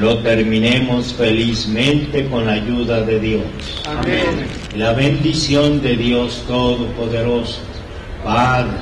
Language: Spanish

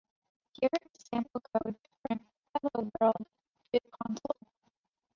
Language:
English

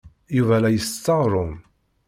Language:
Kabyle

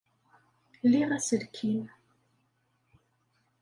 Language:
Kabyle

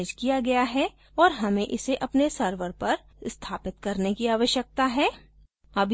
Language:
Hindi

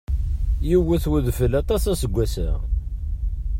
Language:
Kabyle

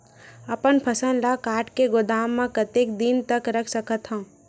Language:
Chhattisgarhi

